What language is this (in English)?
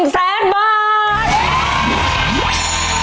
Thai